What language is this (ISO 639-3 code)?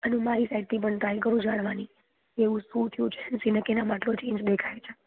guj